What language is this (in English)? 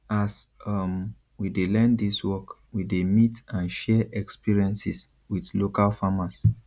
Nigerian Pidgin